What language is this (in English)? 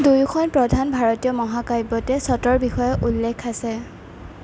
Assamese